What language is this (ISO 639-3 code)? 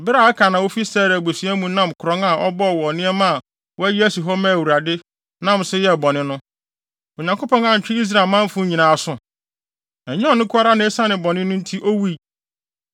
aka